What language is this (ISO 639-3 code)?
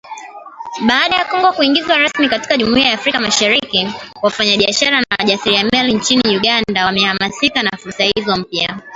swa